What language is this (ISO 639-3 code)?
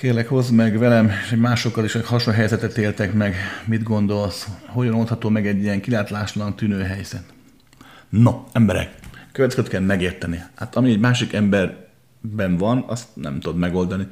hun